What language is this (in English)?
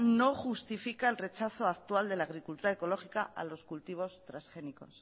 Spanish